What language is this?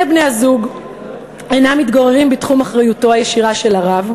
Hebrew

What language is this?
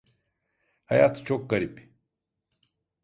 Turkish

